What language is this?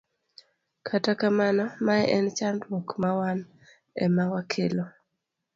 Luo (Kenya and Tanzania)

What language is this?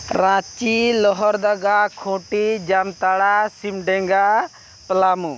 Santali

